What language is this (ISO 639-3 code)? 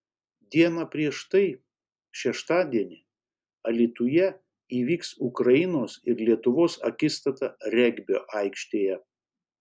lit